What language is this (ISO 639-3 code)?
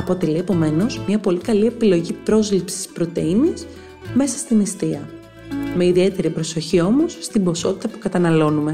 ell